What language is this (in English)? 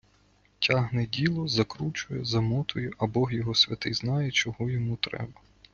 Ukrainian